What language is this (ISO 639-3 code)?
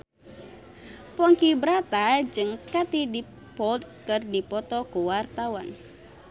sun